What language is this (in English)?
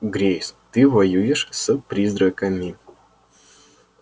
Russian